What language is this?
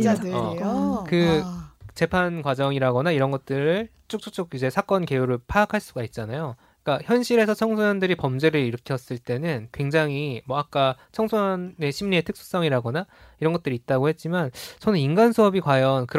Korean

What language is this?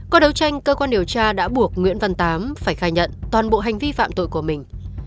Vietnamese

